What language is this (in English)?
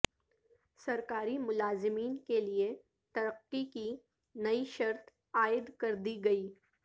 Urdu